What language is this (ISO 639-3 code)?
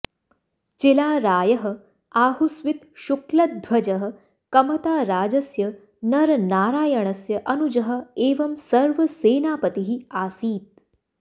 san